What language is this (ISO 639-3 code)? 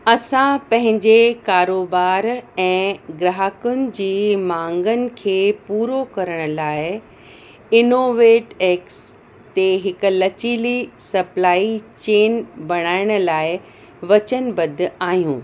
snd